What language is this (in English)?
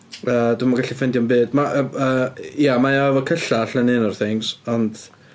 Welsh